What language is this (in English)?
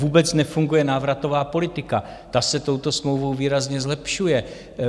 Czech